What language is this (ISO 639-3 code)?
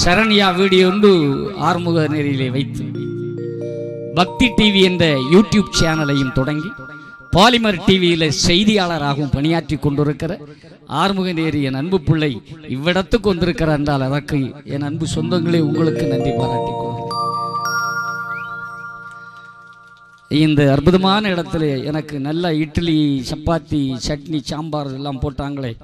ara